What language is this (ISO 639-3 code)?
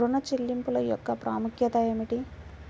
tel